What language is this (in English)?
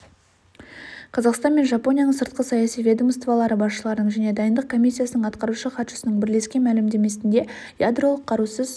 Kazakh